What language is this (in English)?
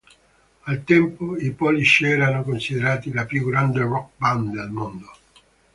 Italian